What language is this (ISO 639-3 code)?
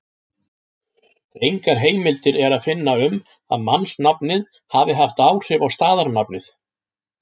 isl